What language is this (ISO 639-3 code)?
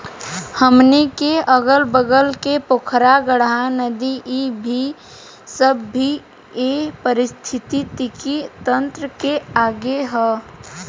bho